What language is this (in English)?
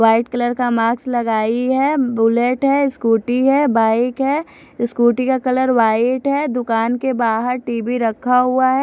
Hindi